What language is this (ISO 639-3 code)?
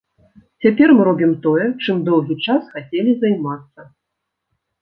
bel